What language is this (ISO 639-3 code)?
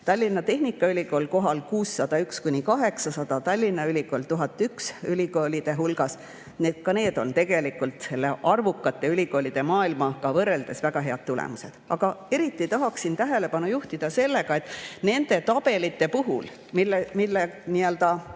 est